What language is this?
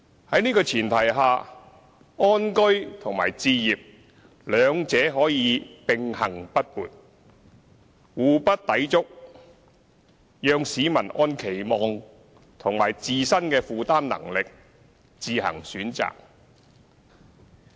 Cantonese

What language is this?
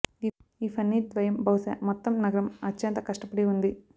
Telugu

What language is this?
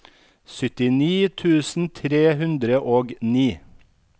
Norwegian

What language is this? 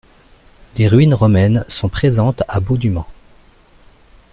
French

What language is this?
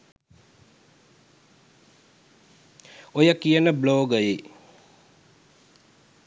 Sinhala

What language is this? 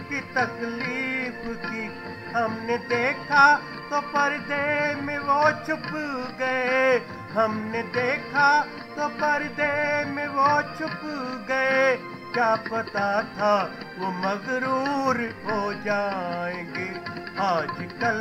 Hindi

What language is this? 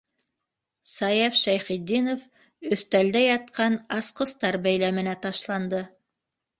Bashkir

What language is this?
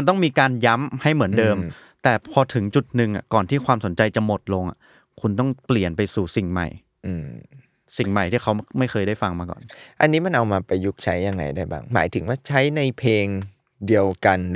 Thai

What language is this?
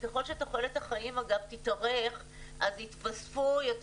Hebrew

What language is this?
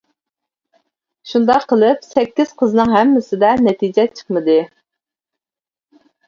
Uyghur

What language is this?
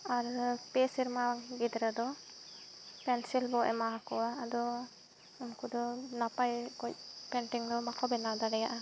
Santali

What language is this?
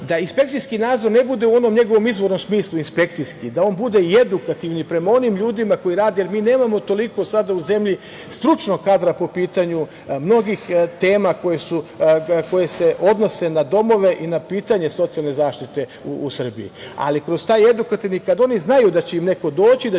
Serbian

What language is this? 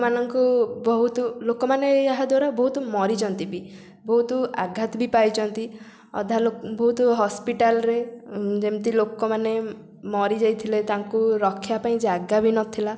Odia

